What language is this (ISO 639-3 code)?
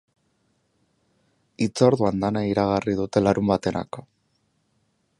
eus